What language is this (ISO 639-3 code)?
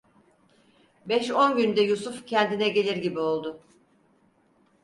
tur